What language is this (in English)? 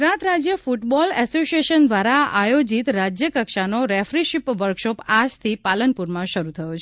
Gujarati